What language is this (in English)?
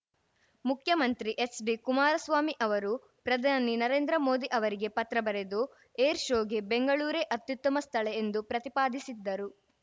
Kannada